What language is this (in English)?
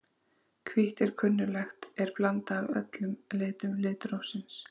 Icelandic